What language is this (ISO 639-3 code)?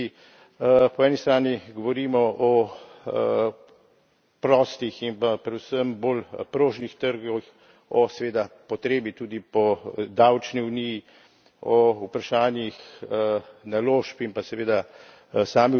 slv